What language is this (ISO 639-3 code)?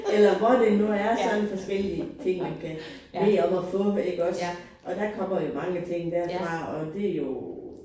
dan